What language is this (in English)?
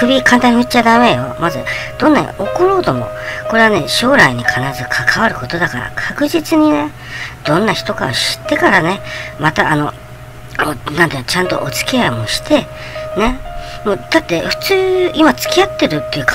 Japanese